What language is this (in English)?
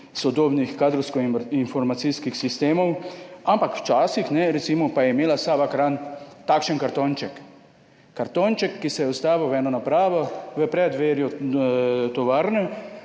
Slovenian